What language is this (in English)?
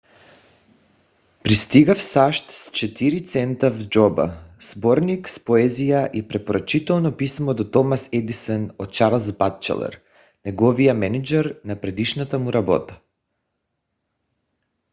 Bulgarian